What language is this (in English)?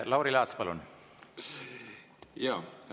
Estonian